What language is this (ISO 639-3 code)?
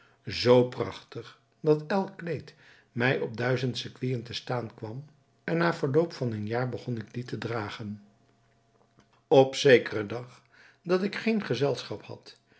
nld